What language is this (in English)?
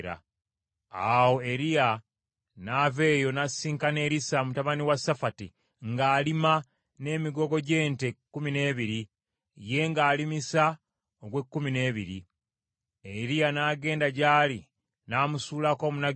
Ganda